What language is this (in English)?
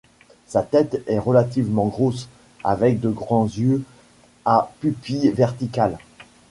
French